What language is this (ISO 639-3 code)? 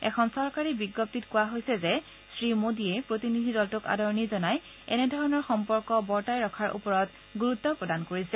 asm